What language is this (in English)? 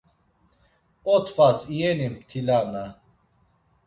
Laz